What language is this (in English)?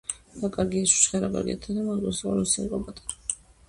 Georgian